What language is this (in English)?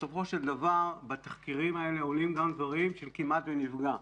Hebrew